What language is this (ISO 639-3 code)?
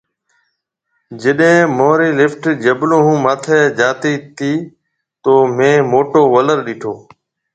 mve